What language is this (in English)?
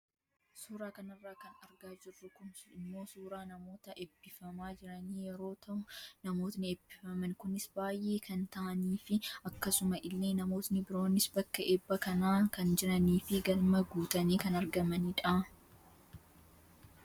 Oromo